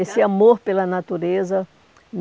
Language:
Portuguese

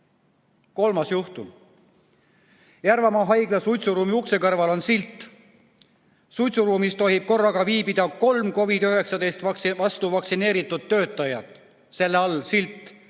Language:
Estonian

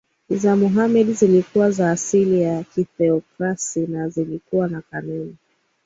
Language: Swahili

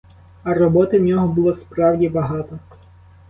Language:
Ukrainian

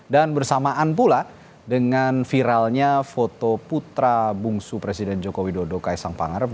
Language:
Indonesian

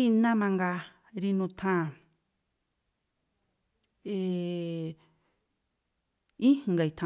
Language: Tlacoapa Me'phaa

